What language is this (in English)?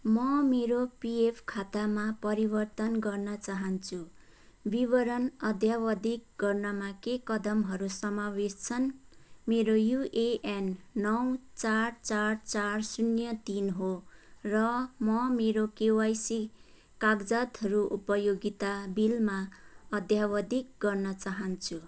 Nepali